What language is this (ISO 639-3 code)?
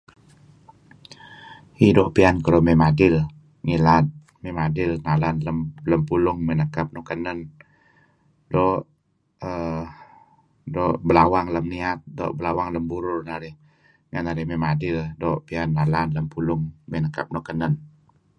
kzi